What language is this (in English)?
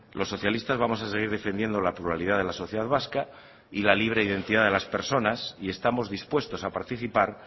Spanish